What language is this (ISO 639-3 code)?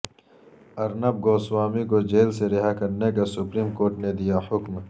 urd